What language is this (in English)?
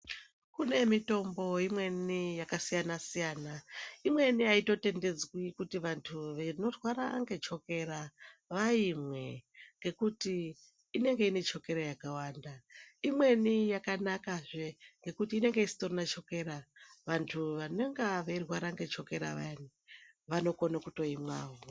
Ndau